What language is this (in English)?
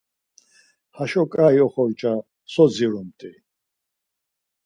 Laz